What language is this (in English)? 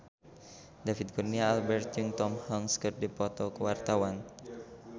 Sundanese